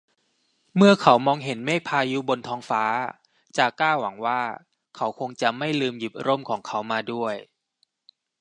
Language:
Thai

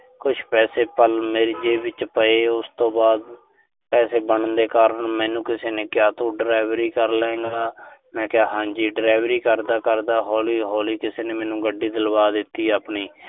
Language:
Punjabi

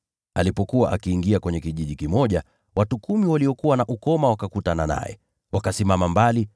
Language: Swahili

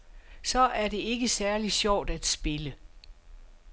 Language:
Danish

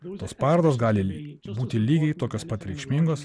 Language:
Lithuanian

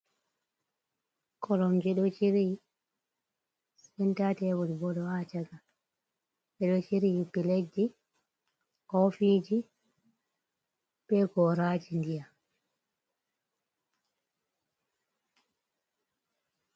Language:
Fula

